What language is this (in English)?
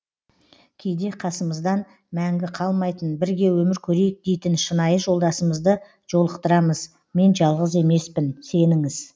Kazakh